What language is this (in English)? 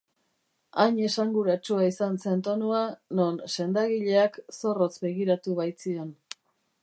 Basque